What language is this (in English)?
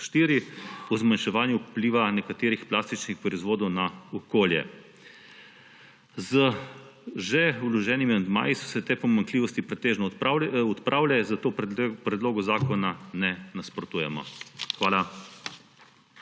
Slovenian